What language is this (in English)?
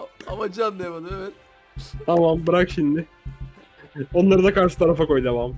Turkish